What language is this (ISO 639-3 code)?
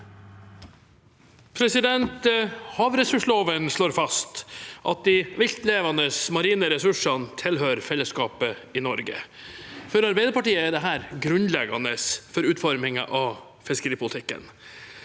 nor